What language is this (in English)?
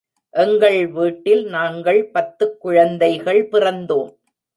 Tamil